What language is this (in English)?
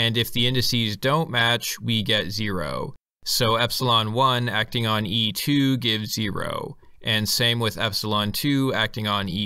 English